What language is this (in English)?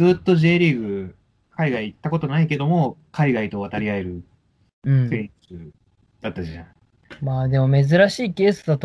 Japanese